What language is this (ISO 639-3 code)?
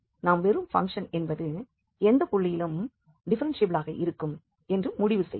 tam